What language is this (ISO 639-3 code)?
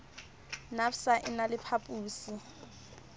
sot